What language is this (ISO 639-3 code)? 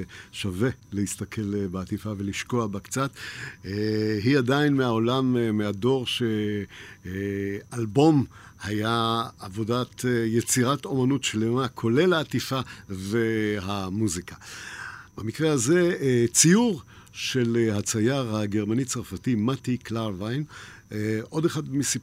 heb